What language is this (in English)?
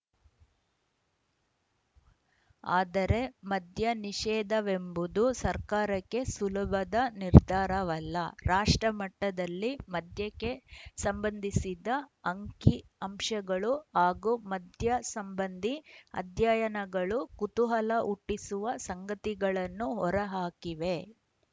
Kannada